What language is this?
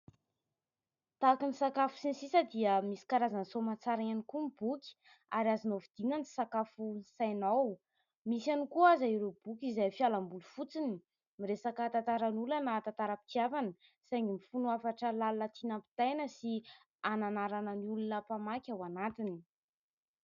Malagasy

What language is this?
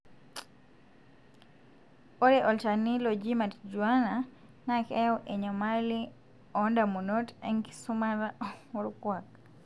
Masai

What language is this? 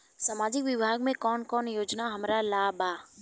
Bhojpuri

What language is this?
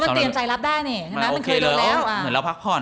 Thai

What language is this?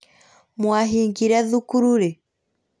Kikuyu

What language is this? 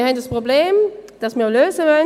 Swiss German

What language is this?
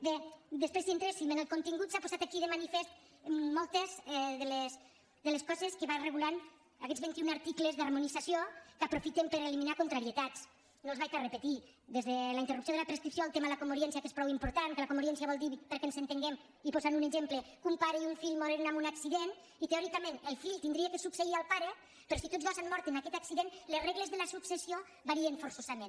Catalan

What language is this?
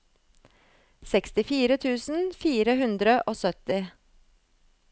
Norwegian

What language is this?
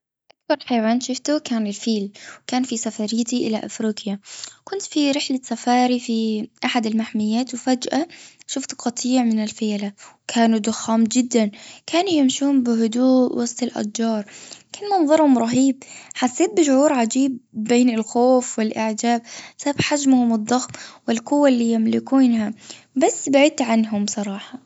Gulf Arabic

